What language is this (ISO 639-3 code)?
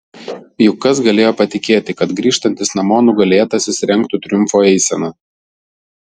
lit